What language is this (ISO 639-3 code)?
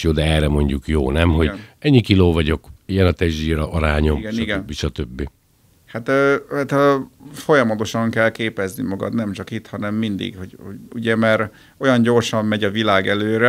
hun